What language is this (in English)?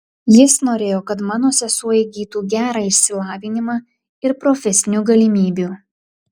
Lithuanian